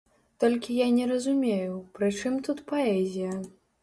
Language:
Belarusian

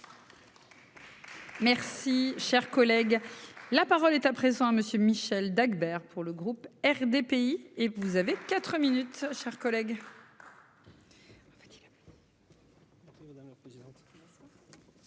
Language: French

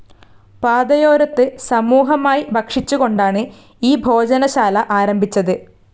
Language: Malayalam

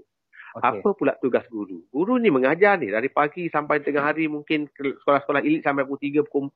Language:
Malay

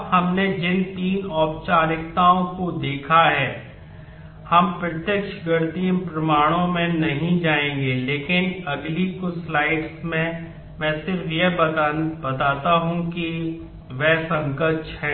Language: Hindi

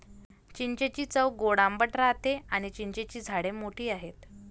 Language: Marathi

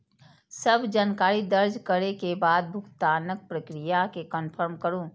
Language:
Maithili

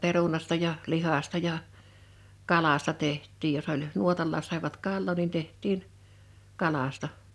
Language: Finnish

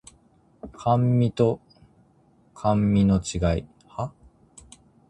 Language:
Japanese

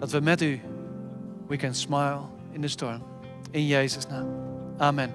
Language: Dutch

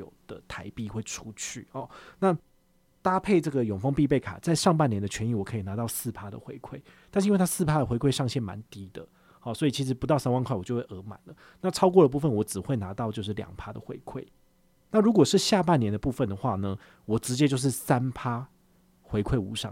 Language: Chinese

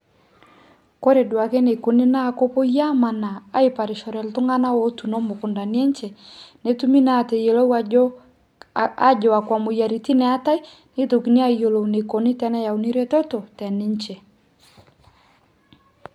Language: Masai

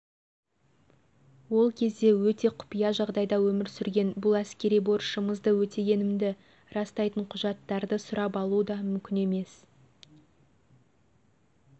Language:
Kazakh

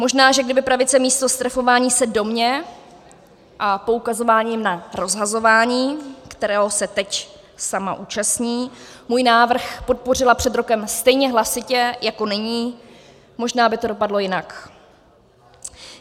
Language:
Czech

